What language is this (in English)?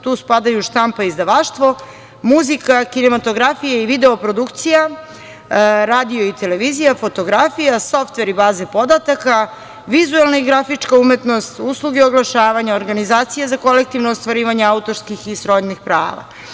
Serbian